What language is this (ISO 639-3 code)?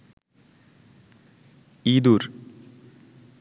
ben